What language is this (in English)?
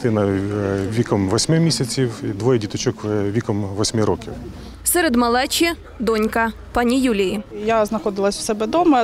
Ukrainian